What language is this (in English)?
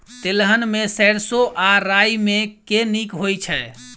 Maithili